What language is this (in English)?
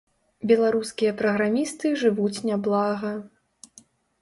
Belarusian